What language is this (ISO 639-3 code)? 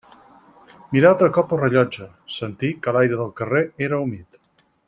cat